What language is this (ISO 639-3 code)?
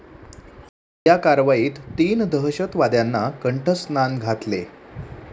mar